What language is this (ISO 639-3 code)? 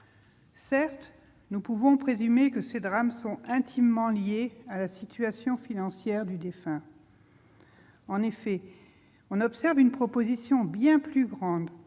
fra